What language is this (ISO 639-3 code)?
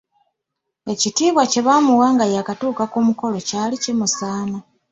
lug